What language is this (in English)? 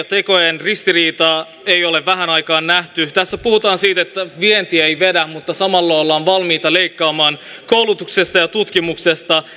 Finnish